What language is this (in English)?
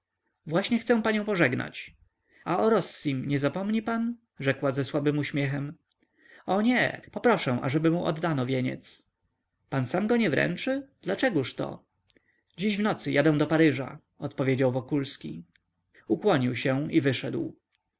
Polish